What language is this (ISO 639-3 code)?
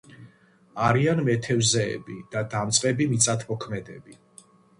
kat